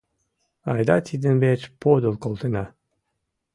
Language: Mari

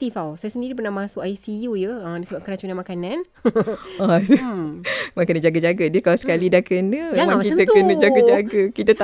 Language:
Malay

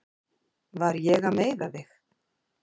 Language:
Icelandic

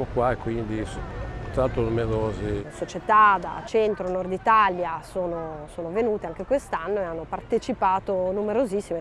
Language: Italian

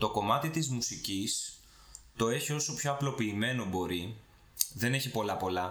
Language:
Greek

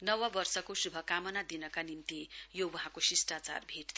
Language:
Nepali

